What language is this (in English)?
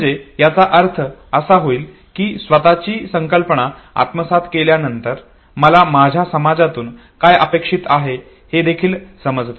Marathi